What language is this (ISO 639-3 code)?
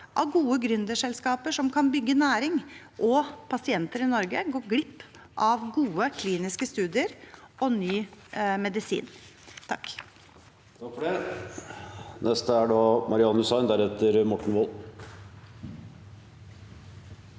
nor